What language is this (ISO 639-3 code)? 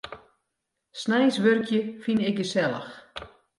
fry